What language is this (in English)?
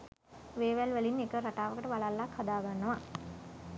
Sinhala